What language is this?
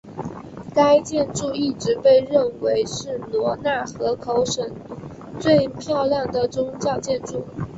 Chinese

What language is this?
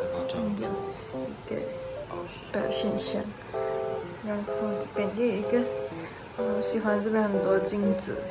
Chinese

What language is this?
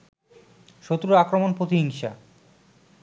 Bangla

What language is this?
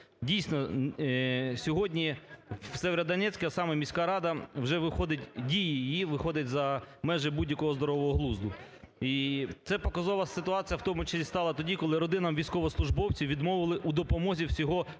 Ukrainian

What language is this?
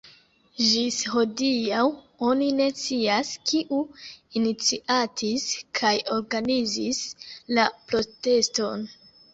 Esperanto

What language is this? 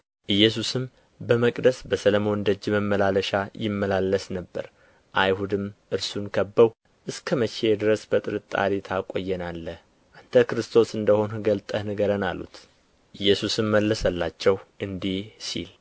Amharic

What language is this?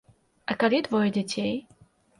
Belarusian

